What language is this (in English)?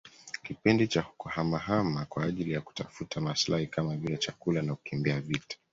Swahili